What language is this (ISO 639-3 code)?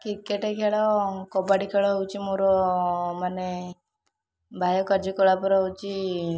ori